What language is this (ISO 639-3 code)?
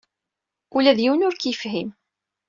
kab